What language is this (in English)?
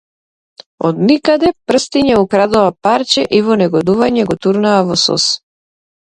Macedonian